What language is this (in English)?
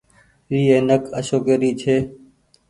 Goaria